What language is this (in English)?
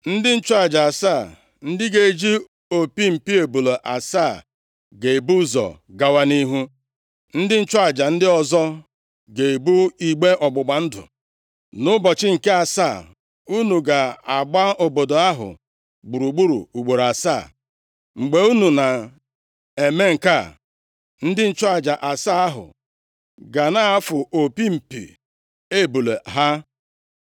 Igbo